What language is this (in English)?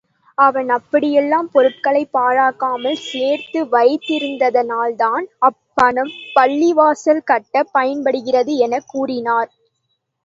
Tamil